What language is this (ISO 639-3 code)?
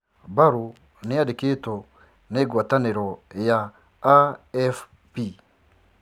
kik